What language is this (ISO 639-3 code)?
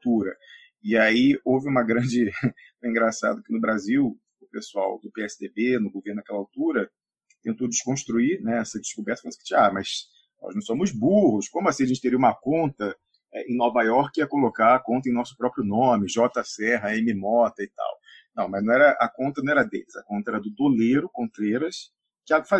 por